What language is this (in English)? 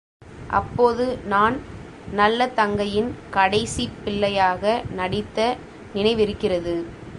Tamil